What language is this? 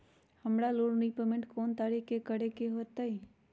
Magahi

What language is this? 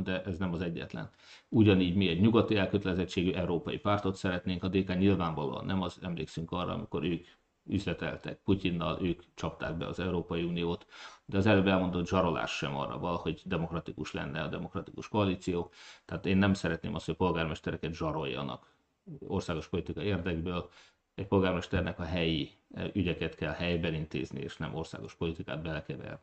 Hungarian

